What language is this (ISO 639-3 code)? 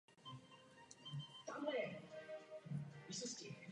ces